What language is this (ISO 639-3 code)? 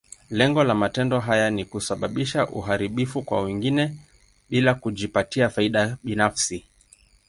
swa